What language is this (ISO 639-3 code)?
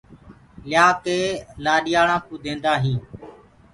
ggg